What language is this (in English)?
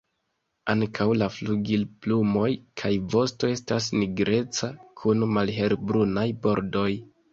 Esperanto